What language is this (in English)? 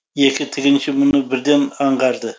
Kazakh